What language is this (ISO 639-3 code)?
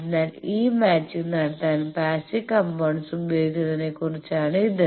mal